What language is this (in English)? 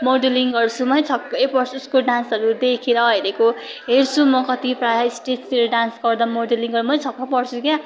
Nepali